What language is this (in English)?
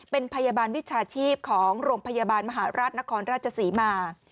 Thai